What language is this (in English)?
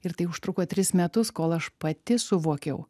Lithuanian